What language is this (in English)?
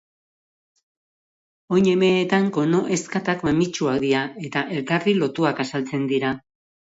Basque